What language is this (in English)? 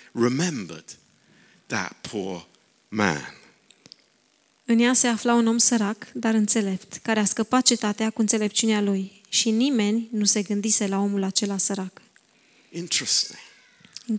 Romanian